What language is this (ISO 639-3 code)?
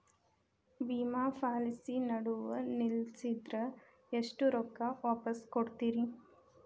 kan